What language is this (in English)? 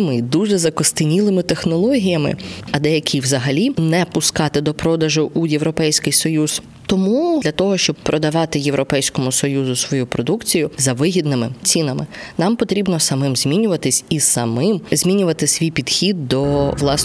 Ukrainian